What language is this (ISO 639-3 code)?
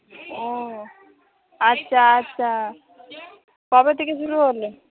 ben